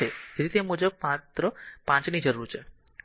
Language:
Gujarati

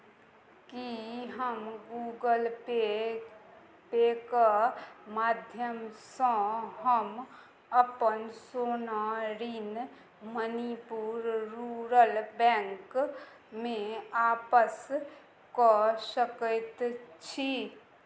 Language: Maithili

